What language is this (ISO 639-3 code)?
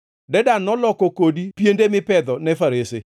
luo